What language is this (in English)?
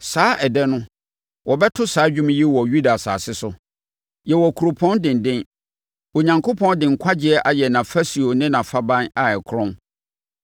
Akan